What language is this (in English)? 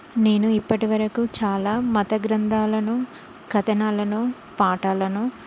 Telugu